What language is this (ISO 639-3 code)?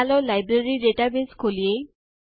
guj